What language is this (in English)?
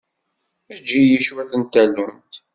Kabyle